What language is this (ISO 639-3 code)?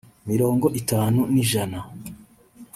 kin